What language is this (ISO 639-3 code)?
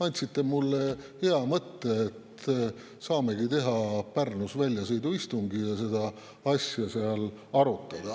est